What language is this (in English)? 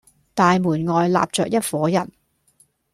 Cantonese